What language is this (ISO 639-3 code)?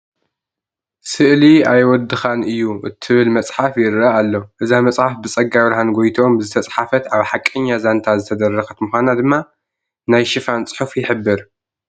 tir